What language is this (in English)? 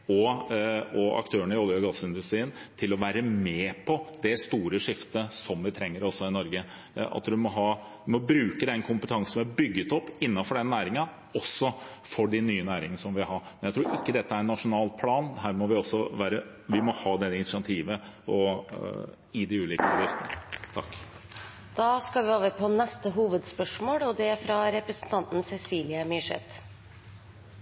Norwegian Bokmål